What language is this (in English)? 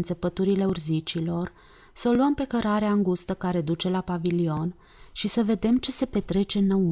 Romanian